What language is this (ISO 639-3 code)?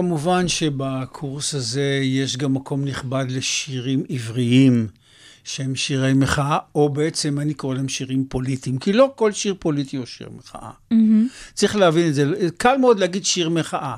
heb